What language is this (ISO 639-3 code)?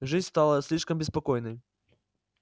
rus